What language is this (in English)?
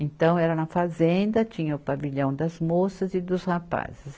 Portuguese